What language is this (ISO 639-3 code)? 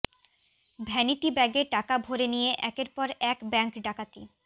ben